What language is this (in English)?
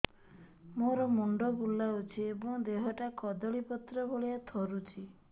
Odia